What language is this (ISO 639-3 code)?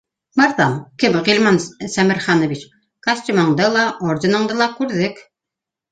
bak